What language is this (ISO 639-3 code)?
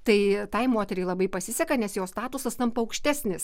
lit